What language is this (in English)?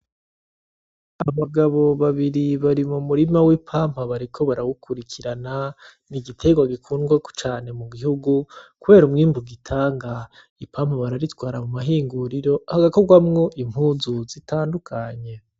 Rundi